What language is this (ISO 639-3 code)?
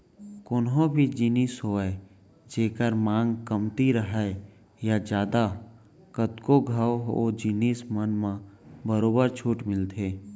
hne